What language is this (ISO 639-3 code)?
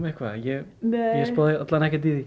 isl